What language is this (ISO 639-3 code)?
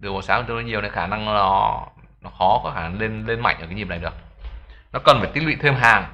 vie